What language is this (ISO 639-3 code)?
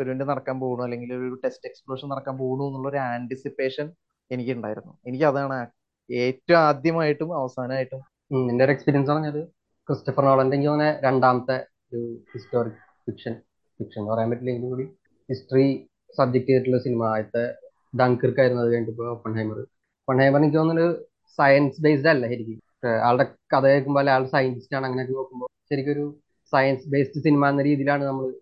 mal